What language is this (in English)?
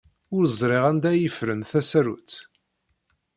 Kabyle